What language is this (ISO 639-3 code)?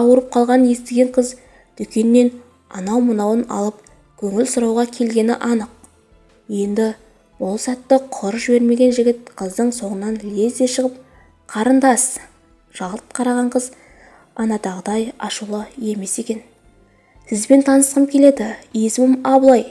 tur